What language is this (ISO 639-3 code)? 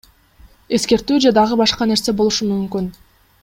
kir